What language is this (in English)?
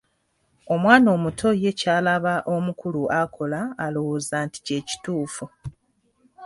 Ganda